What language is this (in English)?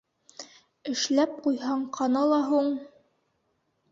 Bashkir